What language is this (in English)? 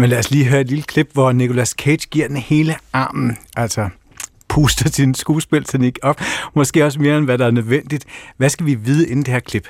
Danish